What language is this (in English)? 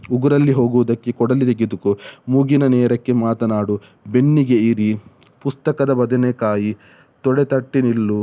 Kannada